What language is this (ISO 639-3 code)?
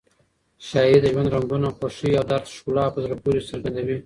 pus